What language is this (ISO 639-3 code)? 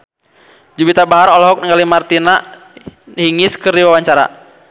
sun